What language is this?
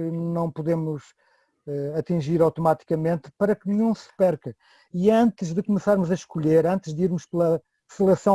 Portuguese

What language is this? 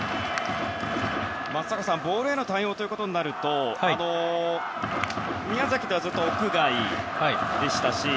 Japanese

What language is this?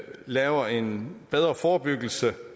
Danish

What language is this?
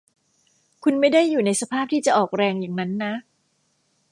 Thai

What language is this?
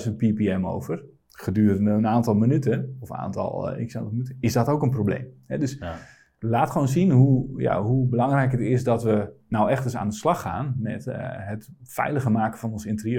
Dutch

